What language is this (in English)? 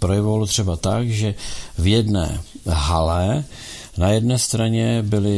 Czech